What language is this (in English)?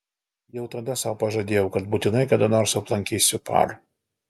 Lithuanian